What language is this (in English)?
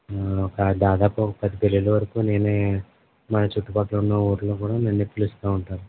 Telugu